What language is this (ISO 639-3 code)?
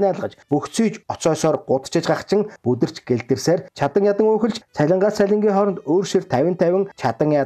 tur